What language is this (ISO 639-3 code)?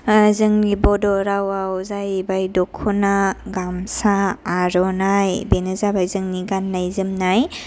brx